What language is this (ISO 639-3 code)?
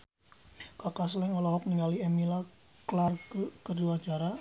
sun